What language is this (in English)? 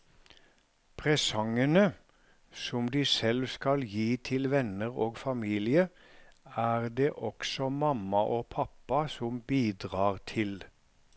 Norwegian